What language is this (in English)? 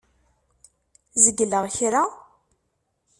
Kabyle